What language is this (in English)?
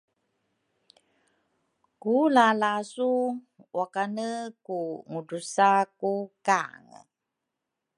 Rukai